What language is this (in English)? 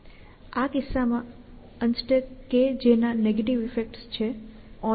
Gujarati